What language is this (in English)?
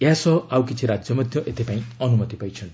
Odia